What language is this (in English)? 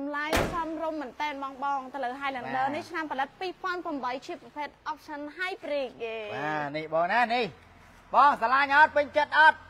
Thai